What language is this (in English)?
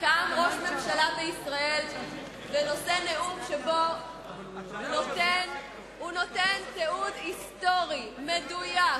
Hebrew